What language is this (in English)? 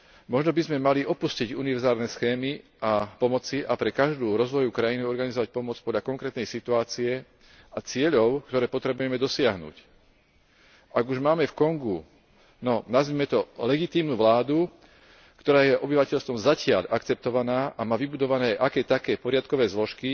Slovak